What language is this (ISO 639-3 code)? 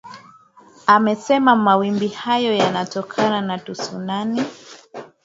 swa